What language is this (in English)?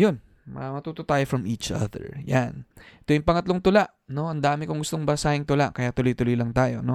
Filipino